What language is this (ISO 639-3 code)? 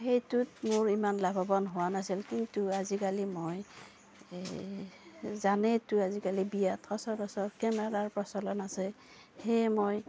asm